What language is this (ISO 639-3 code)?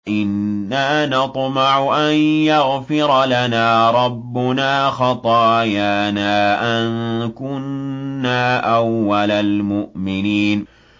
ara